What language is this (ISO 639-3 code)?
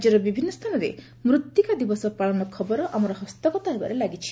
ori